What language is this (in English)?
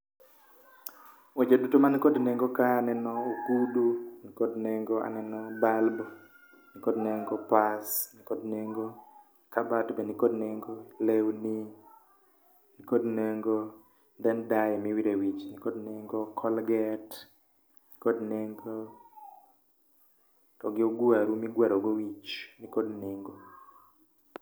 Luo (Kenya and Tanzania)